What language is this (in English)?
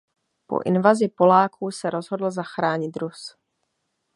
Czech